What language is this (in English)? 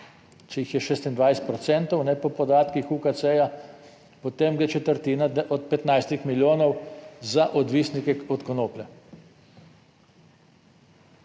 Slovenian